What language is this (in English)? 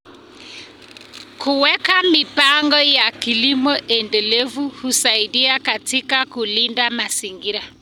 Kalenjin